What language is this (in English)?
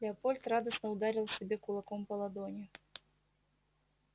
Russian